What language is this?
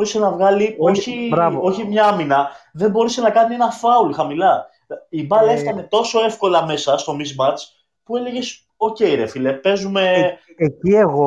Greek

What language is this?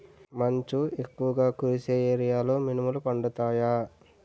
Telugu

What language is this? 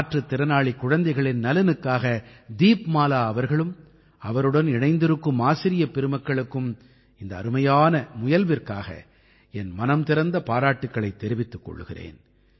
Tamil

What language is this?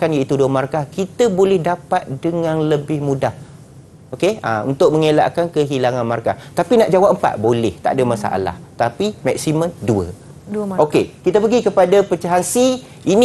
Malay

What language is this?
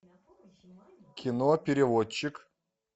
Russian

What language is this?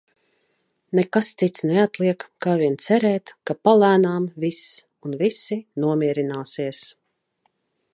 Latvian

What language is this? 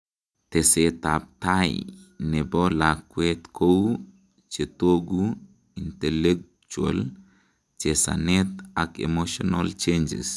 Kalenjin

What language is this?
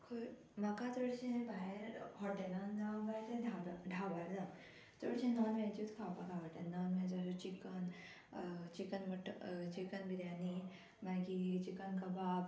Konkani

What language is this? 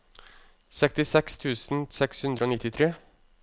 Norwegian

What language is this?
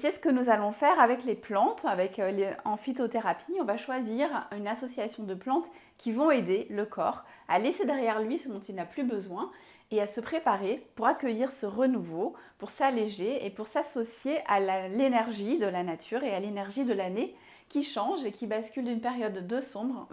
French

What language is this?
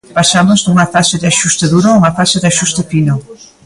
Galician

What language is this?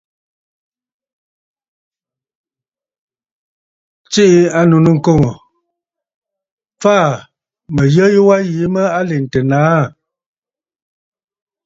Bafut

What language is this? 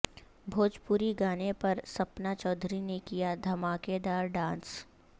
Urdu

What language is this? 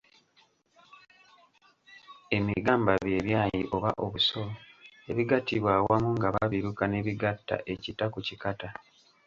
Ganda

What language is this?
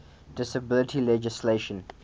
English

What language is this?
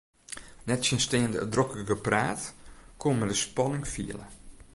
Western Frisian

